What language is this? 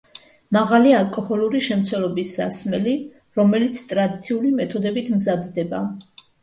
Georgian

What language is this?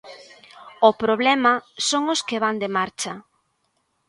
Galician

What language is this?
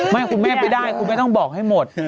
Thai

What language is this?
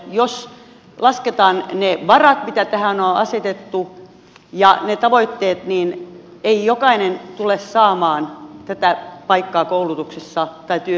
Finnish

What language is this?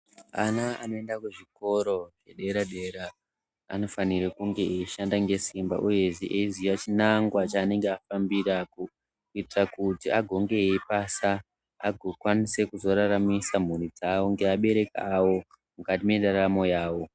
Ndau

